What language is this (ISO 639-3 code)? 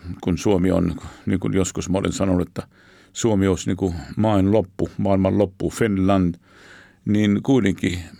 fin